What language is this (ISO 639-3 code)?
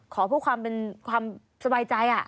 tha